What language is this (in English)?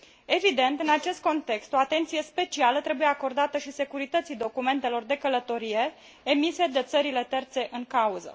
Romanian